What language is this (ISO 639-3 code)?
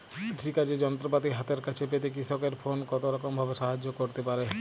ben